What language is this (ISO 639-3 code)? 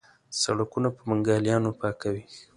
pus